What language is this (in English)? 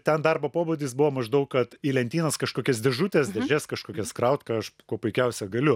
Lithuanian